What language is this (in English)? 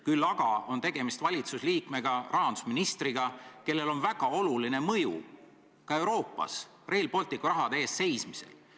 Estonian